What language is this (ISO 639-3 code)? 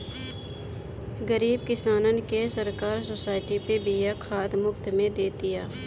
bho